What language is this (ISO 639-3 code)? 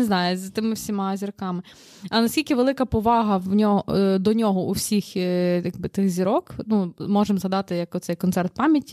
ukr